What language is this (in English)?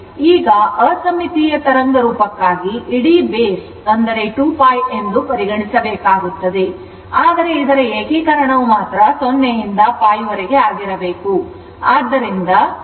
Kannada